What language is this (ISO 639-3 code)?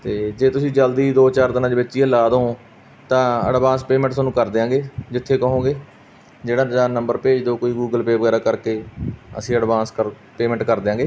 pan